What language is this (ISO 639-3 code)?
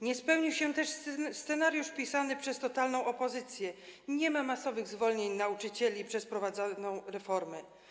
pol